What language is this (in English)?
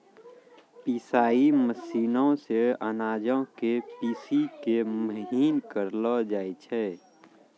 Maithili